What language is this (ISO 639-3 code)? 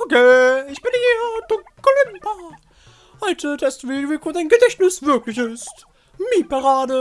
deu